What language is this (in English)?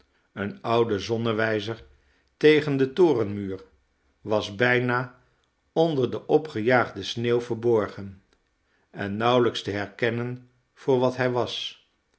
Dutch